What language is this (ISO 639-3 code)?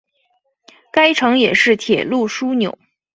zho